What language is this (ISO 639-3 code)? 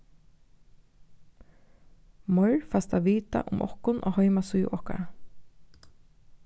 fao